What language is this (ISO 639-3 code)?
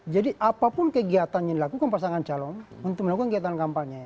ind